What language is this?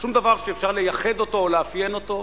Hebrew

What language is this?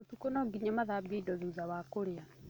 Kikuyu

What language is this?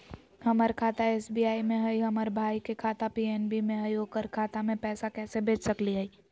Magahi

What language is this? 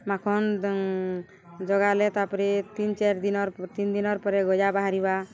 Odia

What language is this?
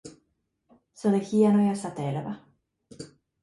Finnish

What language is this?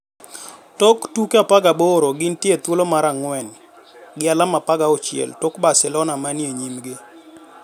Luo (Kenya and Tanzania)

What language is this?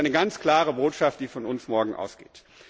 German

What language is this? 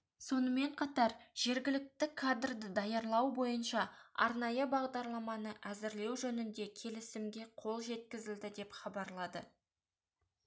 Kazakh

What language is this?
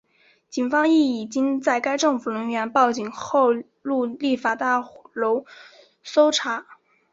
Chinese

